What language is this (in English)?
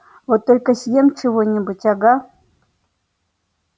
Russian